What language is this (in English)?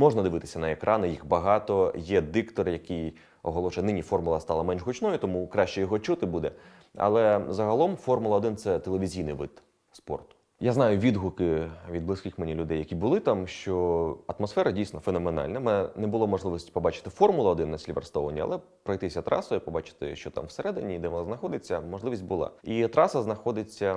Ukrainian